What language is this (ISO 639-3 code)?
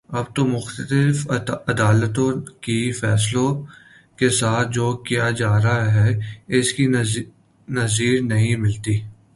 urd